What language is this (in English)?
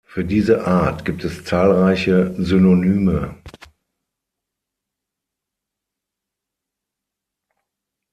German